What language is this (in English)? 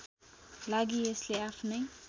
Nepali